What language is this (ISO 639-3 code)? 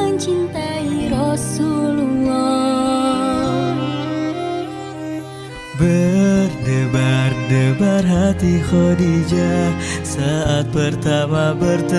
ind